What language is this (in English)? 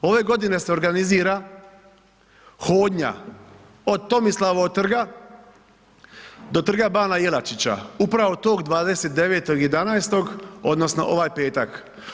Croatian